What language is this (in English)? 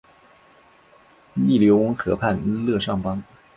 Chinese